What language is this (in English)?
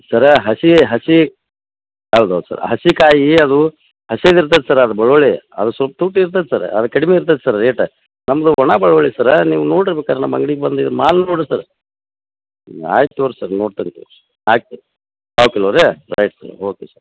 Kannada